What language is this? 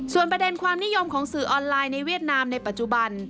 Thai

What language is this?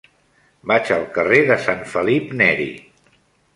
Catalan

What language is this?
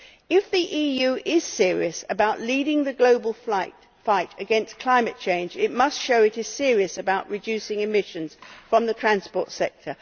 English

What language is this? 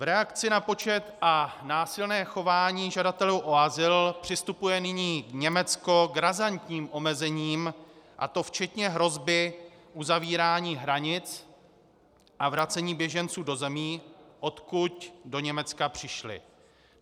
Czech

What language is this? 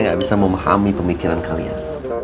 Indonesian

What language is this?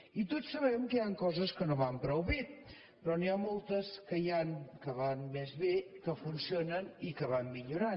Catalan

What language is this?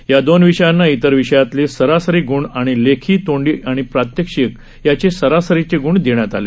Marathi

